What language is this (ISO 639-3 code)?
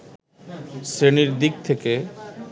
ben